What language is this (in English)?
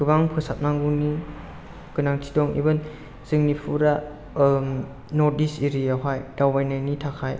Bodo